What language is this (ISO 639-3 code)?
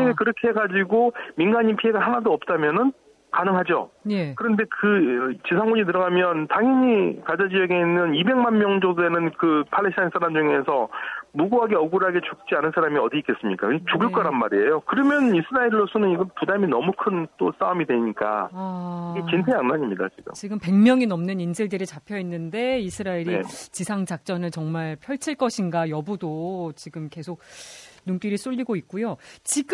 kor